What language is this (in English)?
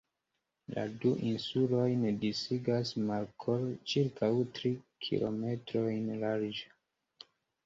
Esperanto